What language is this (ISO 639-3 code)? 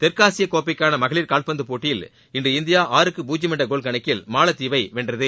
tam